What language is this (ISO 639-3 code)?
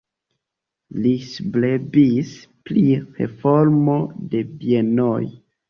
epo